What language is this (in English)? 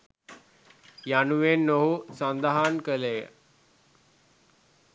Sinhala